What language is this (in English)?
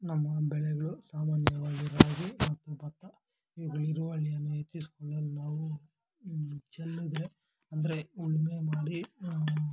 Kannada